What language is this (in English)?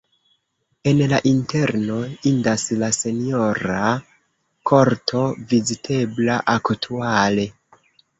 Esperanto